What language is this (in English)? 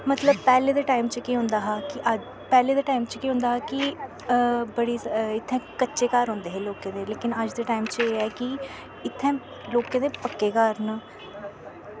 Dogri